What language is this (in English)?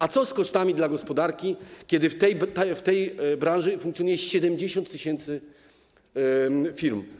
Polish